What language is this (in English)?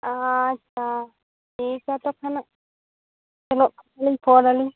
Santali